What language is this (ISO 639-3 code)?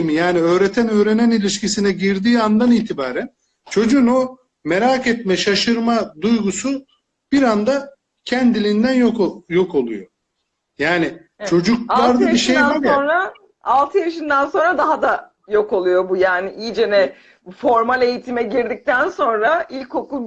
tur